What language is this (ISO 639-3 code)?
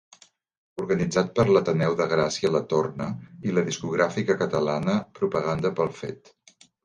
cat